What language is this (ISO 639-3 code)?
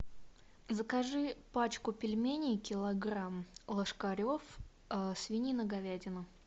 rus